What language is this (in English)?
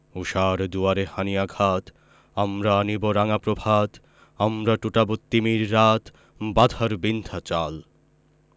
Bangla